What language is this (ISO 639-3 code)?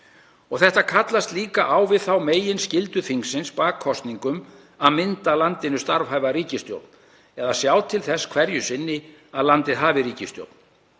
isl